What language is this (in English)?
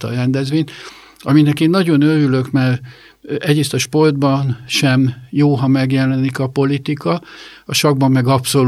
Hungarian